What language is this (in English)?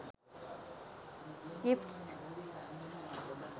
Sinhala